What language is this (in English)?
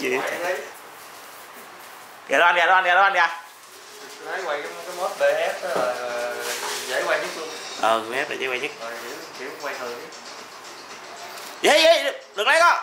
Vietnamese